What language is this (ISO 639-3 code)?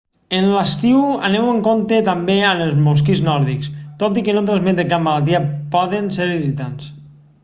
cat